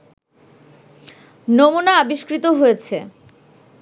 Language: Bangla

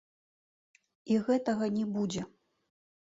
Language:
Belarusian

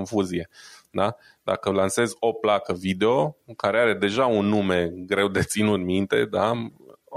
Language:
Romanian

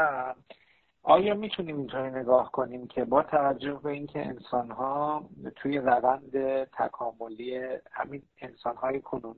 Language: Persian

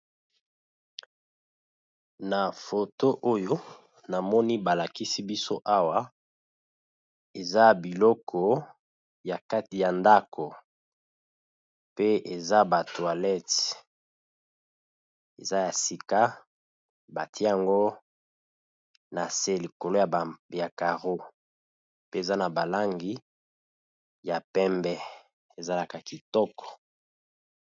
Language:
Lingala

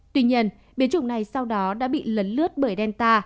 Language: Vietnamese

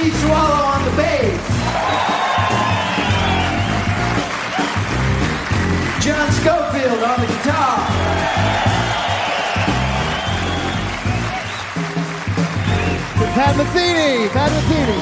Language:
English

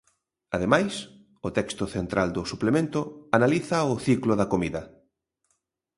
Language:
Galician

